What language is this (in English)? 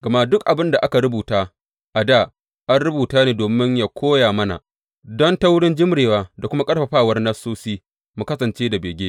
Hausa